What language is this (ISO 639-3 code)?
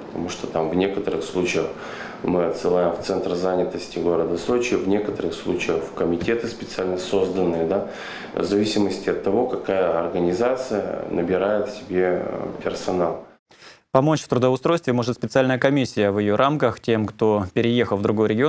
rus